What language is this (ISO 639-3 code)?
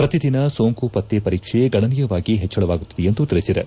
kan